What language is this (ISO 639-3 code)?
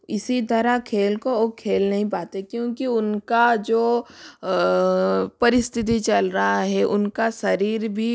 hin